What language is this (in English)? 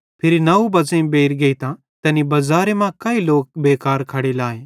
Bhadrawahi